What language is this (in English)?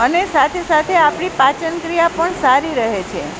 Gujarati